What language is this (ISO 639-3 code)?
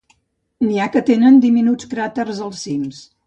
cat